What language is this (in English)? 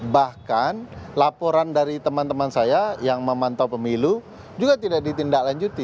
Indonesian